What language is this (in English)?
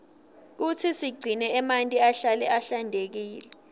Swati